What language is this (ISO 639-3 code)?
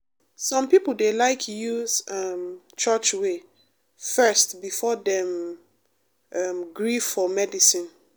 pcm